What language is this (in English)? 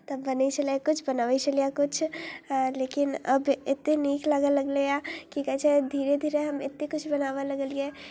Maithili